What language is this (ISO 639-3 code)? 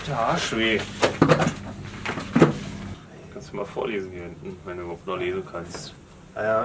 deu